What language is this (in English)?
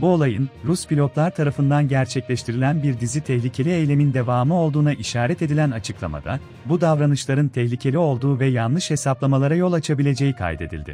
Turkish